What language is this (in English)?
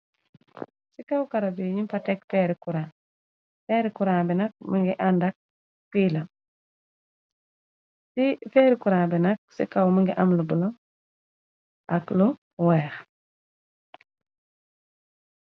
Wolof